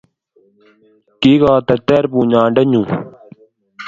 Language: Kalenjin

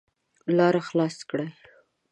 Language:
Pashto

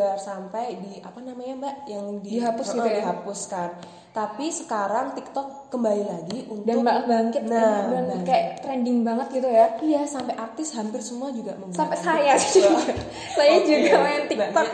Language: Indonesian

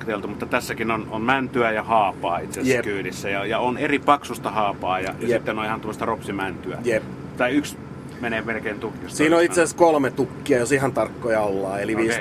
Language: Finnish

